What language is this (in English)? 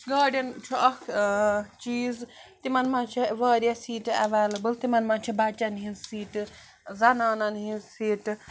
Kashmiri